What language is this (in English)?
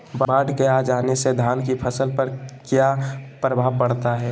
Magahi